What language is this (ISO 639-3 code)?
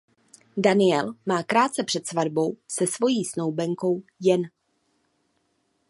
ces